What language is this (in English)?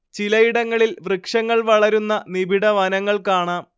Malayalam